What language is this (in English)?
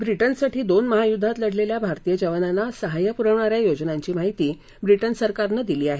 Marathi